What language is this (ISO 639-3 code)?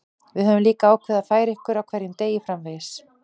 isl